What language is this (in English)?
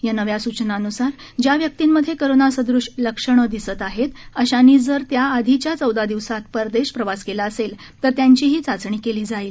Marathi